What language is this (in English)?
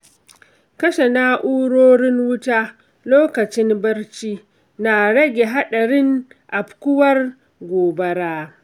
Hausa